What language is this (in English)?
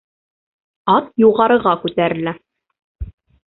Bashkir